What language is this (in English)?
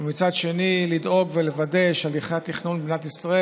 Hebrew